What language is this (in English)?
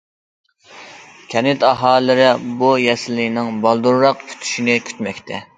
Uyghur